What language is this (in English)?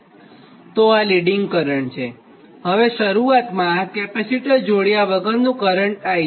Gujarati